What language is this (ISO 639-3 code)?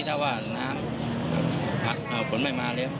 tha